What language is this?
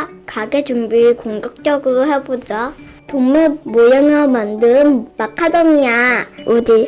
Korean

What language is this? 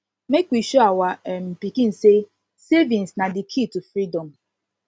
Nigerian Pidgin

